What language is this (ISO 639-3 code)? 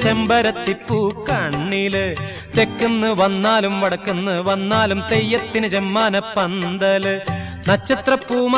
hin